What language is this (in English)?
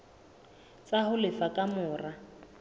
Southern Sotho